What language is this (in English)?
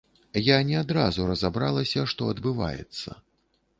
Belarusian